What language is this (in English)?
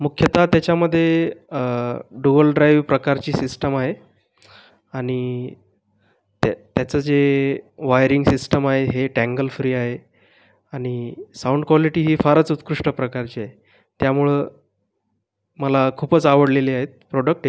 Marathi